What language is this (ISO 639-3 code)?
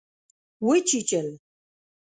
pus